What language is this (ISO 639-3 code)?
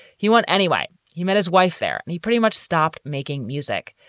eng